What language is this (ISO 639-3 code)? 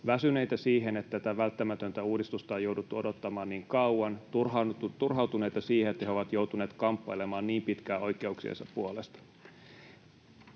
fin